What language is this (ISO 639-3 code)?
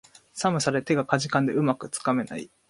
jpn